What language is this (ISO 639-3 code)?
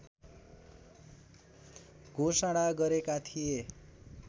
nep